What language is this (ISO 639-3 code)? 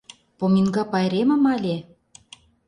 chm